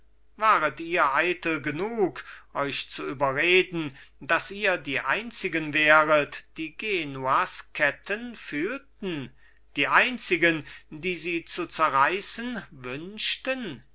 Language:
German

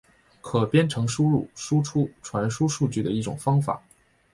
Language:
Chinese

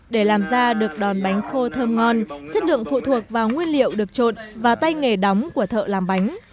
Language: Vietnamese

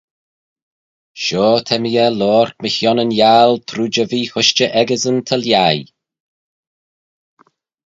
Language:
Manx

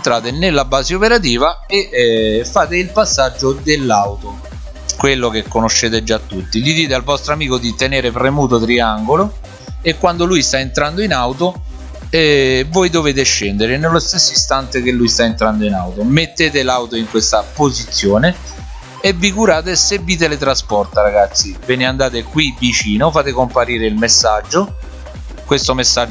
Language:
Italian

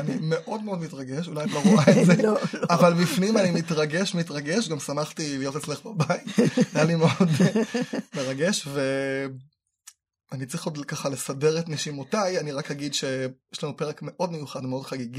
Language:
Hebrew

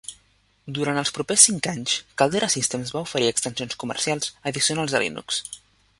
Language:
Catalan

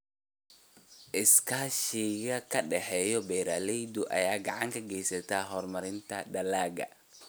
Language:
Somali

